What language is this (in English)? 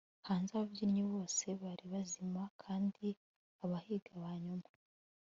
Kinyarwanda